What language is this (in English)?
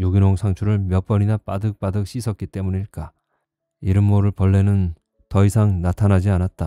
Korean